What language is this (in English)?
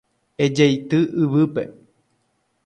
Guarani